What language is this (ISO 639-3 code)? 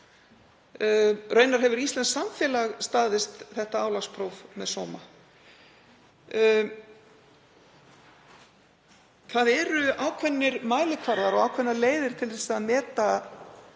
isl